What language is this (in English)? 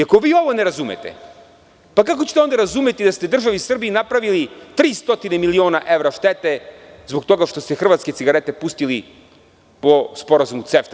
Serbian